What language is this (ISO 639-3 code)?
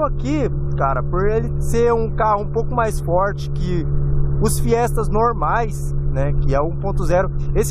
por